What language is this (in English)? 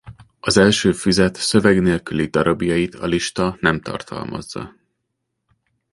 Hungarian